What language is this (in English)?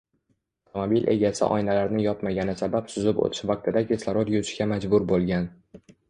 Uzbek